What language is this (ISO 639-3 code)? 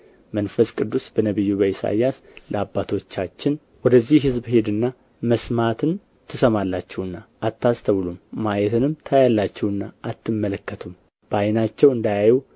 amh